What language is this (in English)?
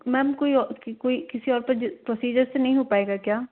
Hindi